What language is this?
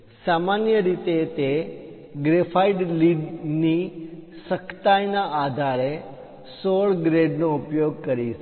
Gujarati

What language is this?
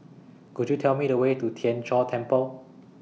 English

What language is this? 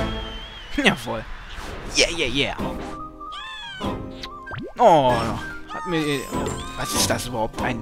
German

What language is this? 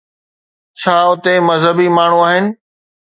Sindhi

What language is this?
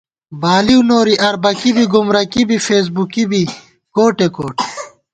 Gawar-Bati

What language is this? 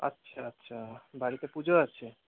Bangla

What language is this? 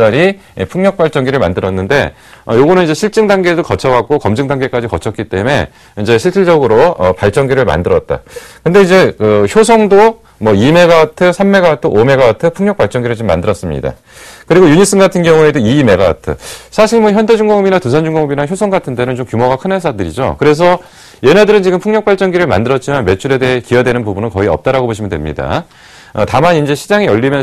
Korean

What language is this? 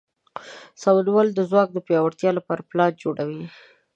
Pashto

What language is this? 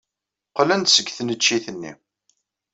Kabyle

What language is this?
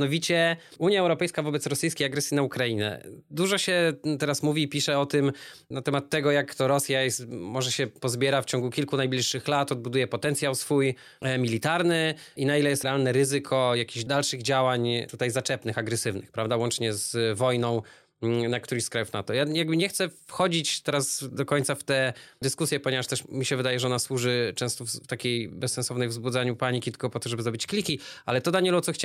Polish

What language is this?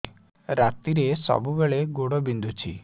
Odia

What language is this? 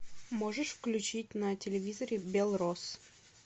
Russian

